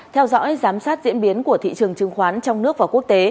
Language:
Vietnamese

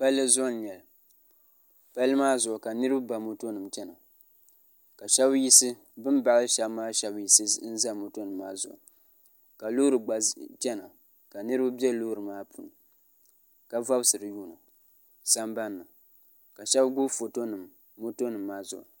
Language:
Dagbani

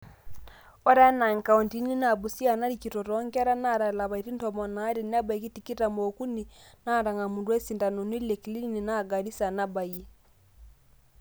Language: Masai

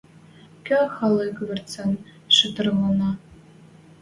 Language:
Western Mari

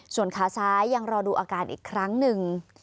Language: Thai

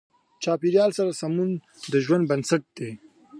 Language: Pashto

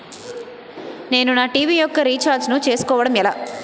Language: Telugu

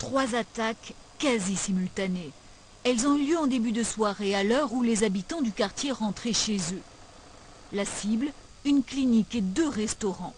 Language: French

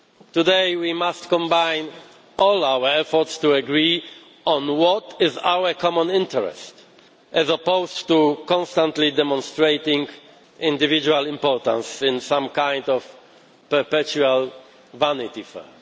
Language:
English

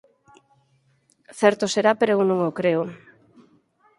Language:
Galician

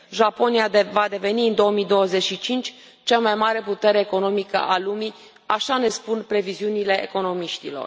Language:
Romanian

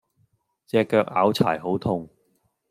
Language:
Cantonese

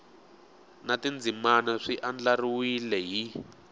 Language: Tsonga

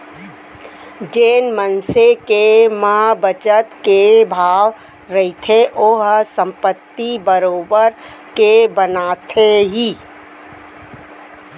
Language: Chhattisgarhi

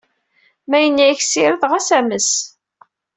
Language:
Kabyle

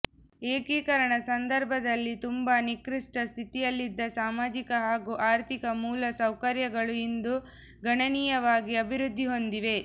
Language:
Kannada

